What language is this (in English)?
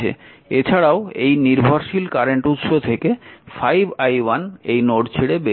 Bangla